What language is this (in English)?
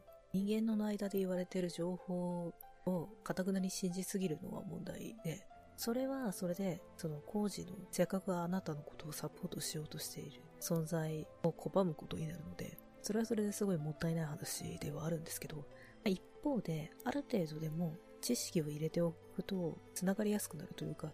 Japanese